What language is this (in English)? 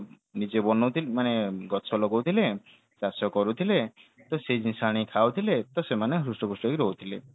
Odia